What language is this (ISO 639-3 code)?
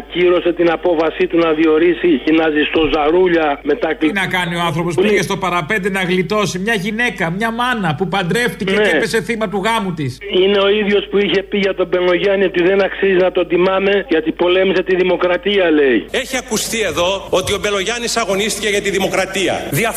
ell